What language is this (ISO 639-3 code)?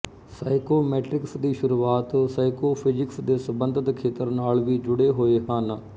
pan